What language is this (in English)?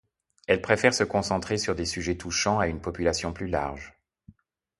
French